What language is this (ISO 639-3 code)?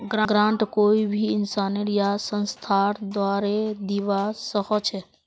mag